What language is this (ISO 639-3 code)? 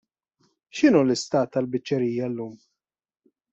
mlt